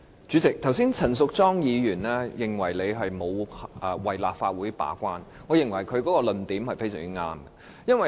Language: Cantonese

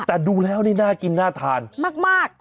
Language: Thai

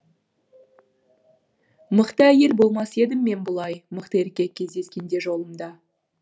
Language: Kazakh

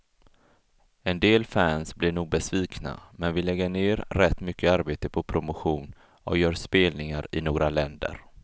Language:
Swedish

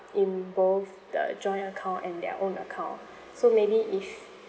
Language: English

